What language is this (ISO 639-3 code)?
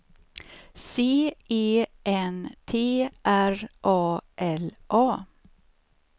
swe